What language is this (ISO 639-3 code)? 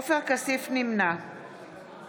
heb